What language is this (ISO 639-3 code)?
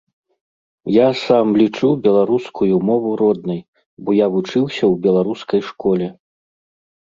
bel